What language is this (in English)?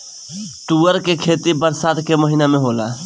Bhojpuri